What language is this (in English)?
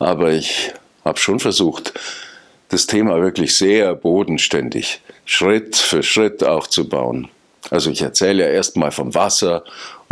German